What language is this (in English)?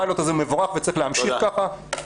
Hebrew